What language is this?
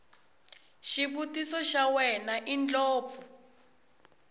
Tsonga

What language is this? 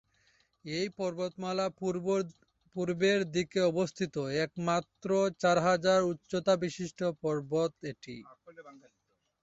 Bangla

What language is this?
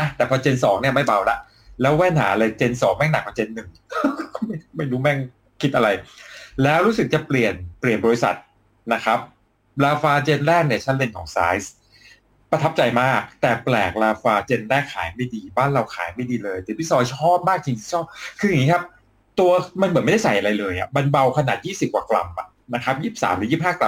Thai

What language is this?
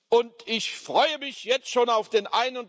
German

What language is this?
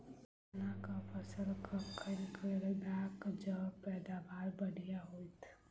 Maithili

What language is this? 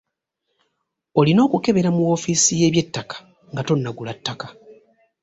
Ganda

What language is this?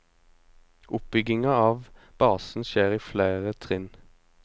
Norwegian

